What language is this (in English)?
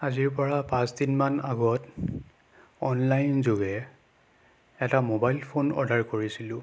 Assamese